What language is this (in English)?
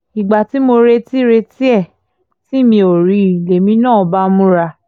Yoruba